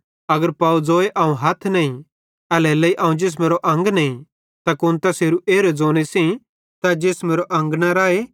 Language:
Bhadrawahi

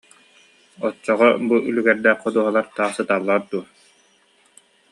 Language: Yakut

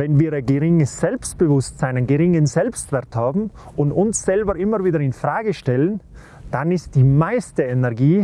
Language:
German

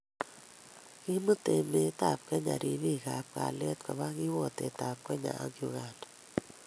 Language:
Kalenjin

